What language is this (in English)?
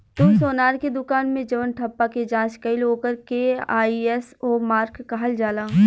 Bhojpuri